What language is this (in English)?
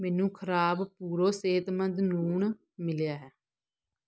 Punjabi